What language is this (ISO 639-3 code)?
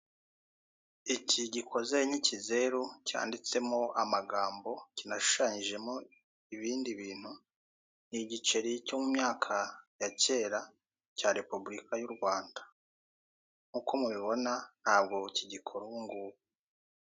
kin